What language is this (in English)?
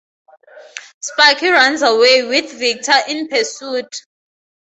English